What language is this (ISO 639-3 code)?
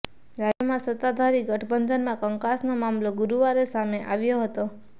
guj